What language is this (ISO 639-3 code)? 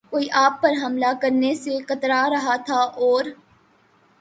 urd